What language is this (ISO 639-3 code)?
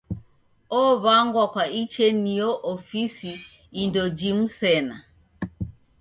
dav